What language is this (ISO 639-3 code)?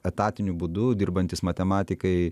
lit